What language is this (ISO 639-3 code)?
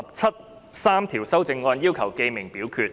yue